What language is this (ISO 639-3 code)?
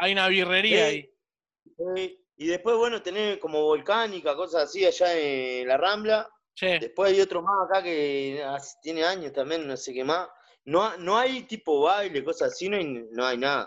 spa